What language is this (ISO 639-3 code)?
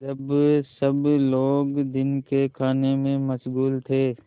hin